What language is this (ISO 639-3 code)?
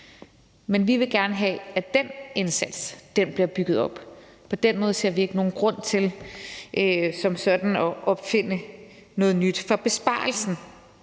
dan